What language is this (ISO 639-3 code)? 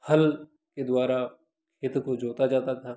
hin